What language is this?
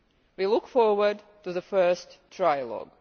English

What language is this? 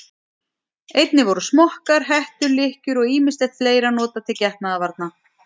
Icelandic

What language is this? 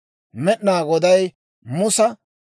Dawro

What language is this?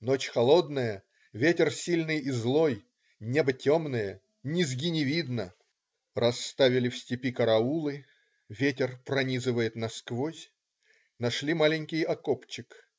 Russian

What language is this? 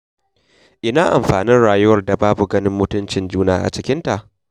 Hausa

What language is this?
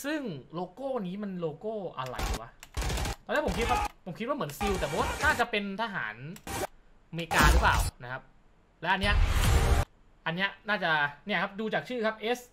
Thai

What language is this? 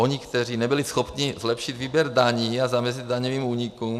Czech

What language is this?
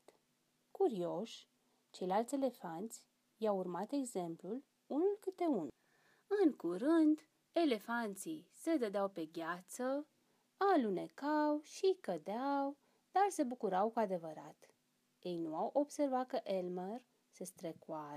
Romanian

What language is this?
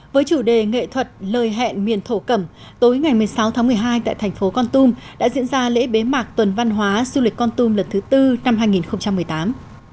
Vietnamese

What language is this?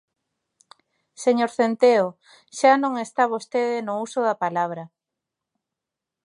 Galician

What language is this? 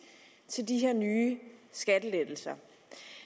Danish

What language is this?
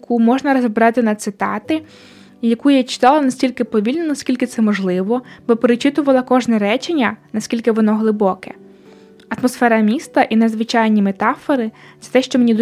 Ukrainian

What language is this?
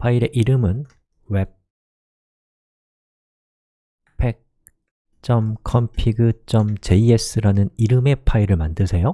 Korean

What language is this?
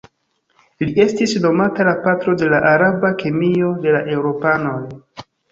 Esperanto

